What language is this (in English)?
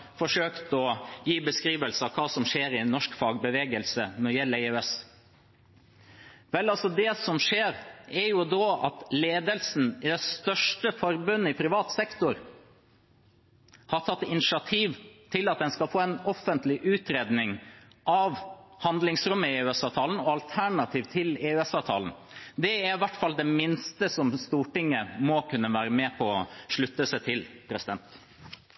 Norwegian Bokmål